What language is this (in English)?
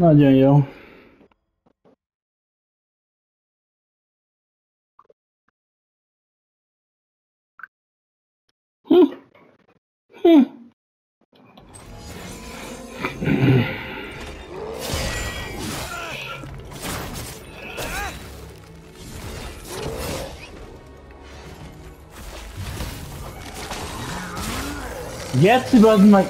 Hungarian